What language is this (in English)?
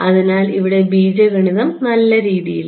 Malayalam